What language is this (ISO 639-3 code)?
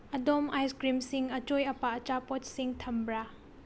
mni